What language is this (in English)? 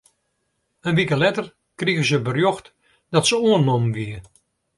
Western Frisian